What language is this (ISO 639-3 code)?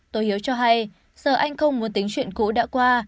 vie